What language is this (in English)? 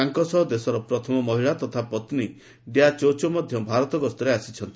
Odia